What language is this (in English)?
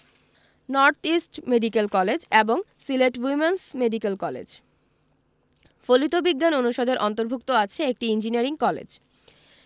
Bangla